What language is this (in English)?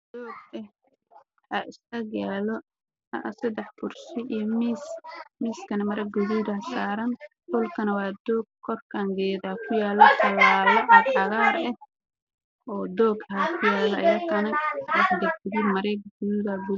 Somali